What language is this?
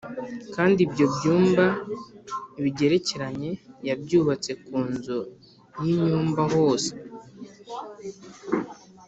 Kinyarwanda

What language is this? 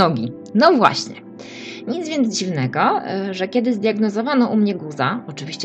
Polish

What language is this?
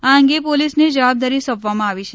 Gujarati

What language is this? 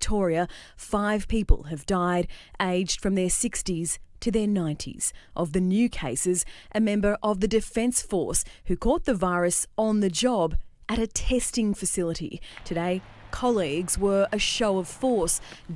English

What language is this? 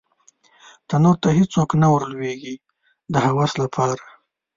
Pashto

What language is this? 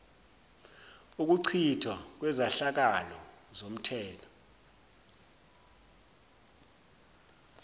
Zulu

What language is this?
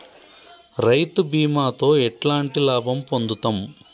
Telugu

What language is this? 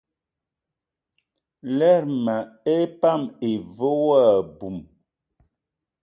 Eton (Cameroon)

